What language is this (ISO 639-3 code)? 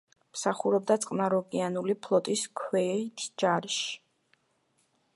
kat